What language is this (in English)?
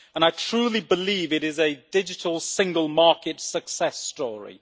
English